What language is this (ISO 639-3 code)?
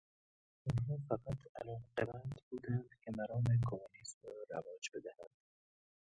fas